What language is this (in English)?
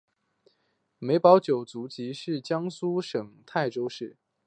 Chinese